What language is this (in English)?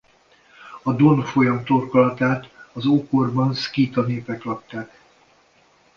Hungarian